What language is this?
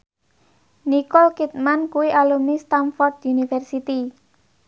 Javanese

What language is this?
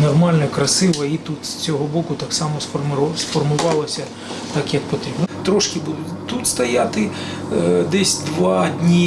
Ukrainian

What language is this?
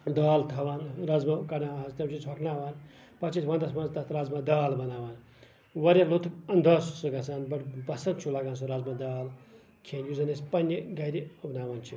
Kashmiri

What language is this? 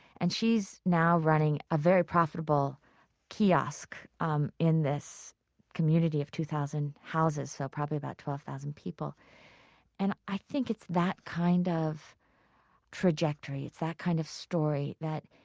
English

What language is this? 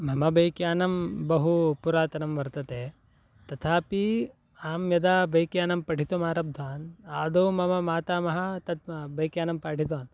Sanskrit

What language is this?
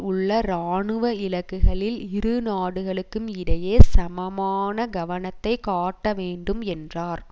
Tamil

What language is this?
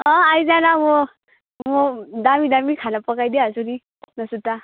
Nepali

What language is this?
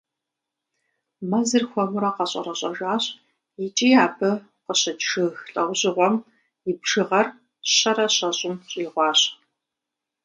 Kabardian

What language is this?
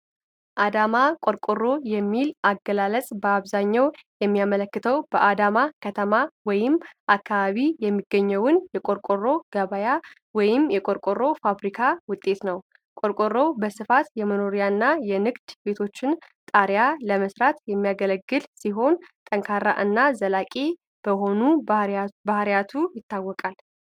Amharic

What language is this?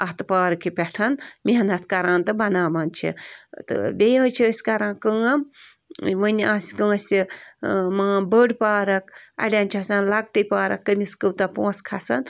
Kashmiri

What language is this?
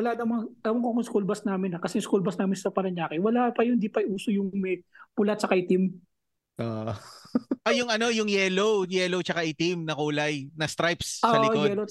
Filipino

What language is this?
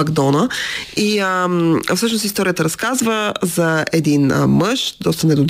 Bulgarian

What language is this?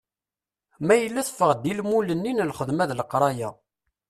Kabyle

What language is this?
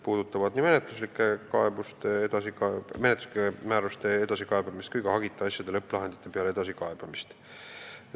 Estonian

